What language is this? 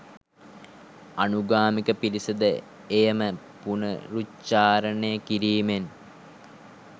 Sinhala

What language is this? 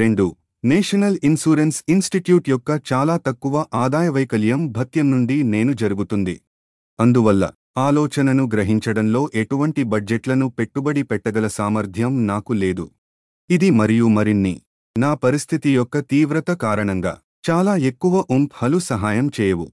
Telugu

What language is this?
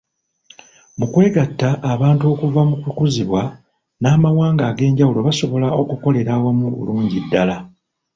Ganda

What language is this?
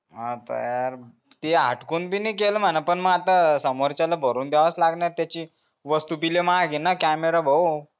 Marathi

